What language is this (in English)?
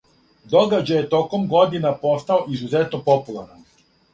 Serbian